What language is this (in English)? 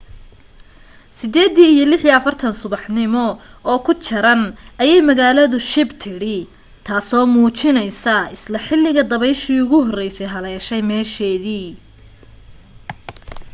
Somali